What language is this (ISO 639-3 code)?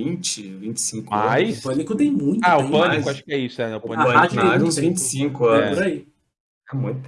por